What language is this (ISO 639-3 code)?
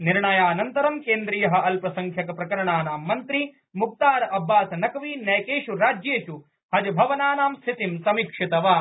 san